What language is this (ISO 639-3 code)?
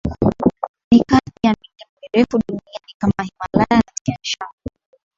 swa